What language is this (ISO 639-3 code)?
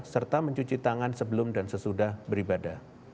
ind